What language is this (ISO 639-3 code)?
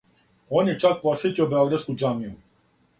srp